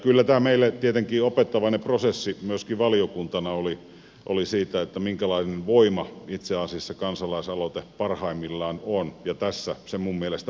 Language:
Finnish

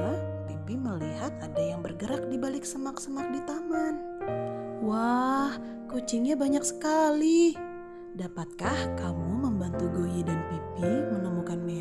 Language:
Indonesian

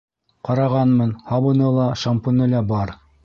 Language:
Bashkir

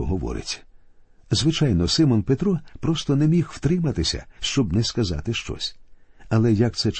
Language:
Ukrainian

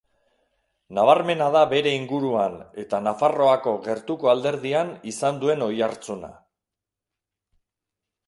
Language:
Basque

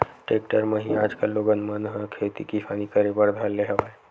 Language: Chhattisgarhi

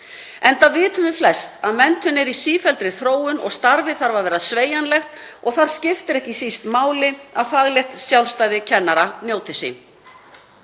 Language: Icelandic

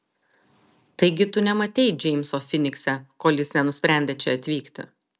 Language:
Lithuanian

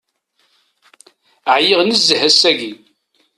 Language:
Kabyle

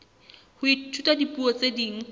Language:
Southern Sotho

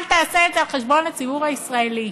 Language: Hebrew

